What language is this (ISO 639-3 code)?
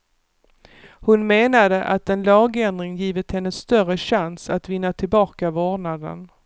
swe